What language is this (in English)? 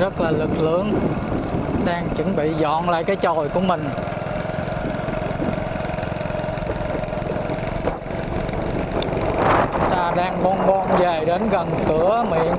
Vietnamese